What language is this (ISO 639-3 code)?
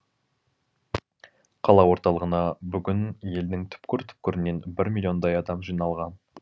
kaz